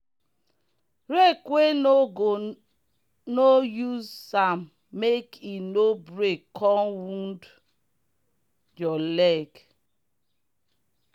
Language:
Nigerian Pidgin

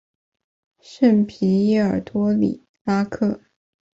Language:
Chinese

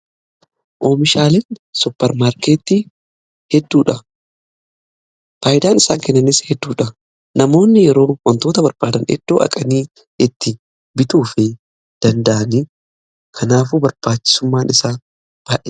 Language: Oromo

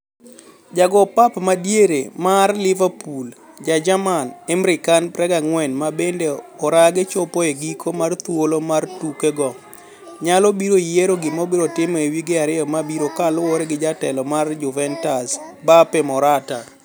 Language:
Luo (Kenya and Tanzania)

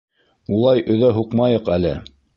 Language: Bashkir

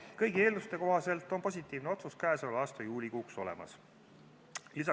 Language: Estonian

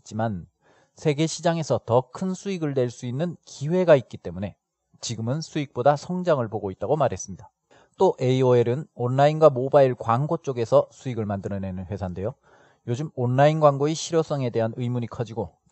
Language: Korean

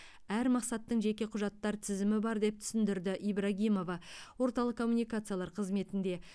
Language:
Kazakh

